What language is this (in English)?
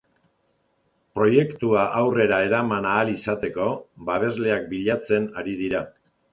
Basque